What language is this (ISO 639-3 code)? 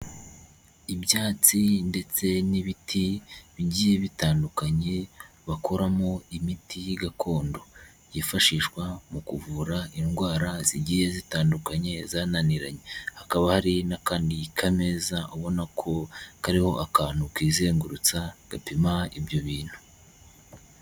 kin